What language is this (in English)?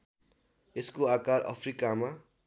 Nepali